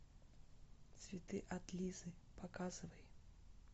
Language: Russian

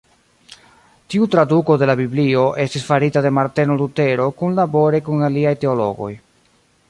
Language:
Esperanto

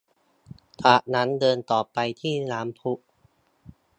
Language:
Thai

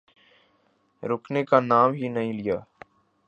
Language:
Urdu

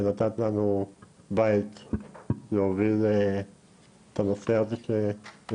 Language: Hebrew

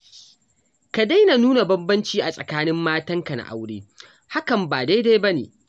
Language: Hausa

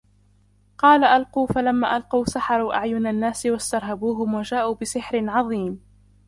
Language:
Arabic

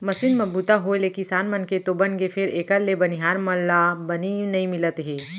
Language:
Chhattisgarhi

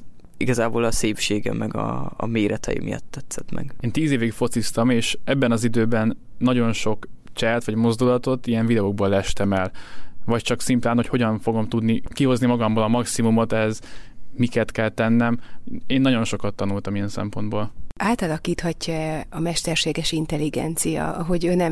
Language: Hungarian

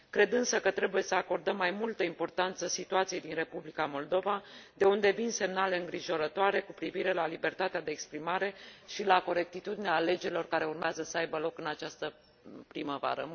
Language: Romanian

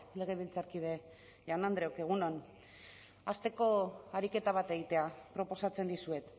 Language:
Basque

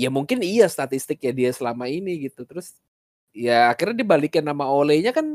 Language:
Indonesian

